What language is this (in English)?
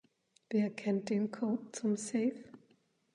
German